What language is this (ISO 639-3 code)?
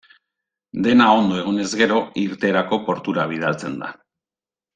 eus